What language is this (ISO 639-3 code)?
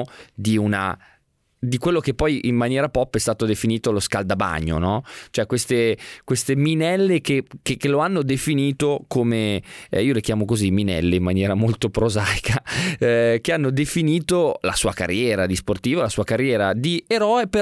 ita